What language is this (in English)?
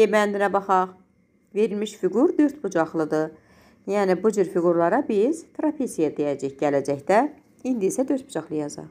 Turkish